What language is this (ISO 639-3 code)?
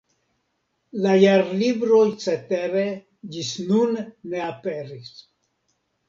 epo